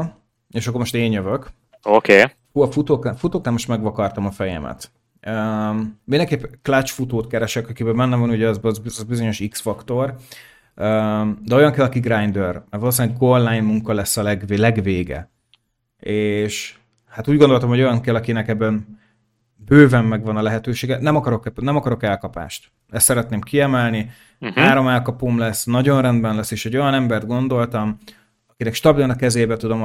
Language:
Hungarian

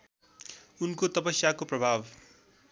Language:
Nepali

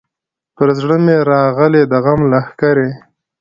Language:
Pashto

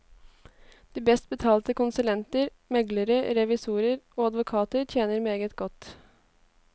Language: Norwegian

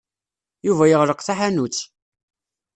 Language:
Kabyle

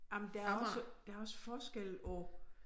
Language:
Danish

